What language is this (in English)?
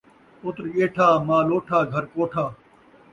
Saraiki